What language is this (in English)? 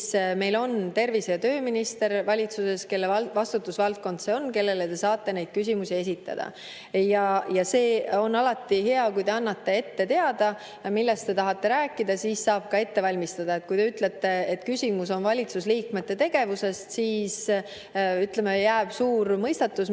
Estonian